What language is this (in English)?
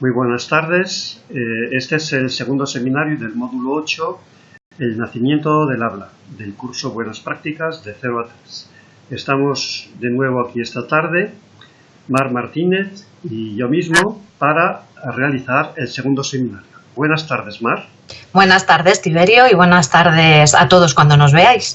Spanish